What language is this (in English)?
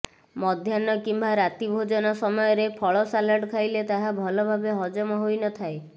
Odia